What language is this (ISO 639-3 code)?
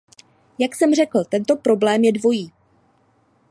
ces